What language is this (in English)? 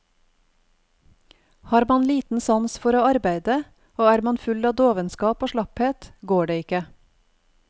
Norwegian